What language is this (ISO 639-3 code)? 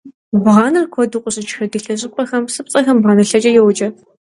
kbd